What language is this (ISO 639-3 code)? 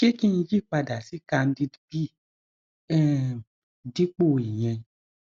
yor